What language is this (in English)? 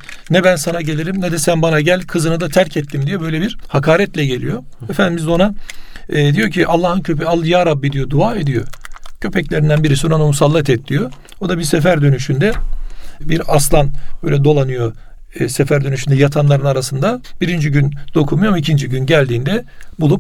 Turkish